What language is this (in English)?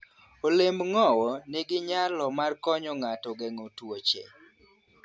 Luo (Kenya and Tanzania)